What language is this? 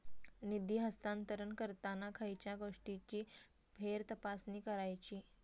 Marathi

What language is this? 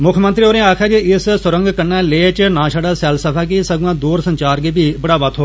Dogri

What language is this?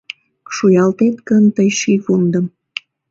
Mari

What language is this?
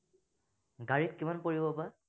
Assamese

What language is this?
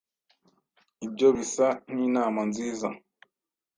Kinyarwanda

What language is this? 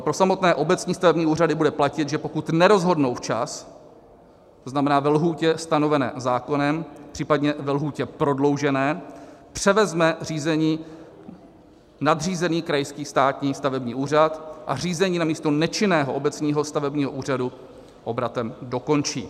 Czech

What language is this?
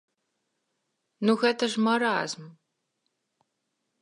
Belarusian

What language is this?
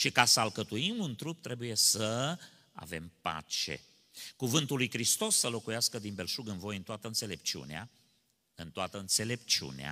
Romanian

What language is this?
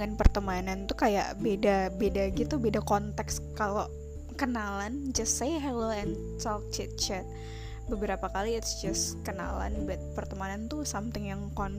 Indonesian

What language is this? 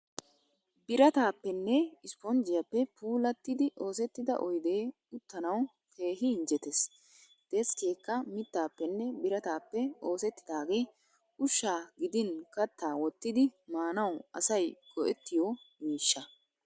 Wolaytta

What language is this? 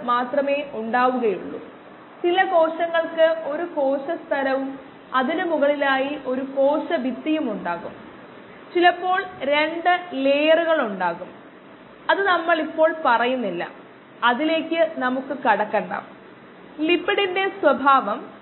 Malayalam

